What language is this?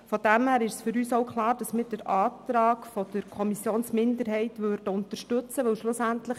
Swiss German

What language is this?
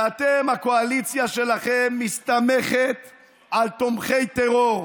Hebrew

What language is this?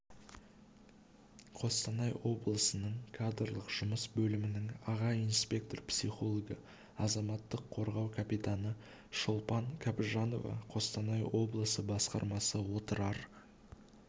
Kazakh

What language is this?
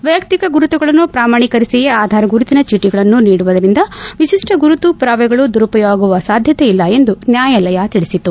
Kannada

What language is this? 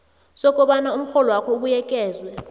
South Ndebele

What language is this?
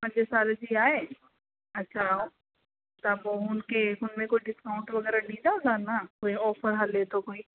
Sindhi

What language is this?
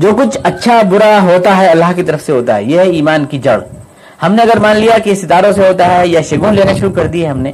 Urdu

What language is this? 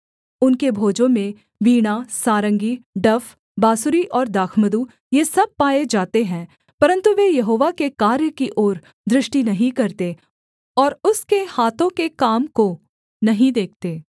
Hindi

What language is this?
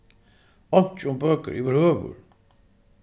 Faroese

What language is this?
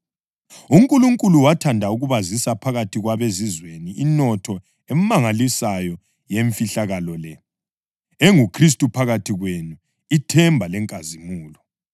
North Ndebele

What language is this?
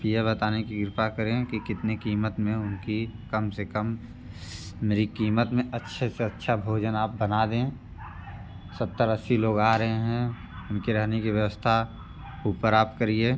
Hindi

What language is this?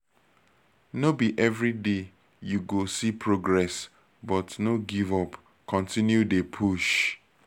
Nigerian Pidgin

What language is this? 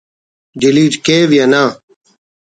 Brahui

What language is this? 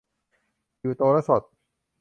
Thai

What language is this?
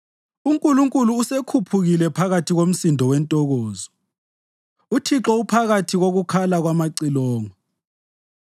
North Ndebele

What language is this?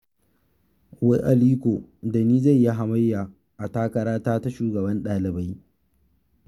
Hausa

